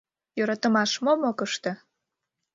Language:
Mari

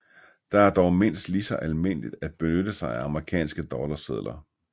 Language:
Danish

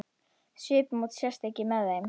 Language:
Icelandic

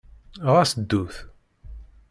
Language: Kabyle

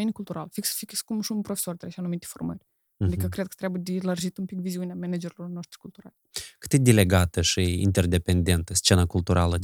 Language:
Romanian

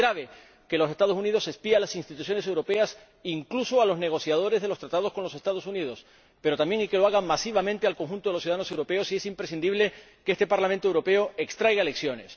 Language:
Spanish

